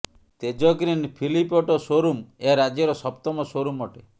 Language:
Odia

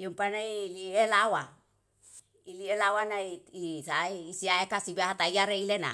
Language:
Yalahatan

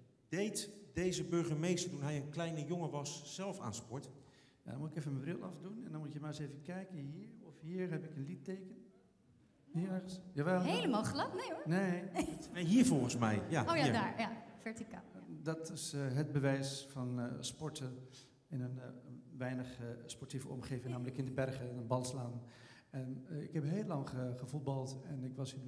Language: Dutch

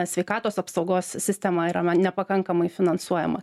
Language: Lithuanian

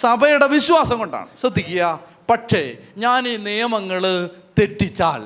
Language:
Malayalam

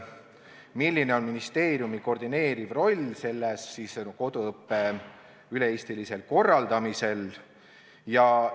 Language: Estonian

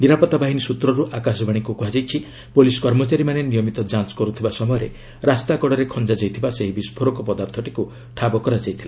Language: Odia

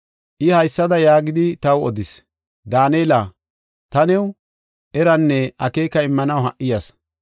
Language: Gofa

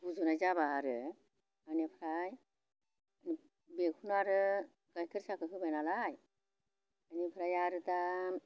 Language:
Bodo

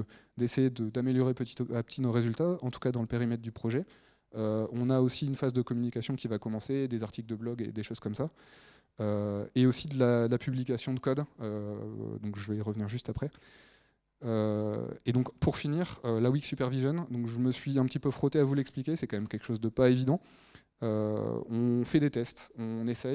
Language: French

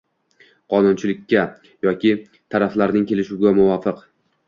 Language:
Uzbek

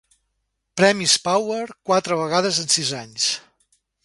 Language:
Catalan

